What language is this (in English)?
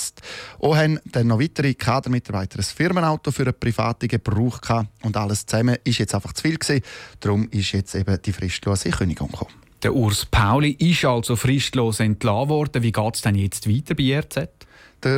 German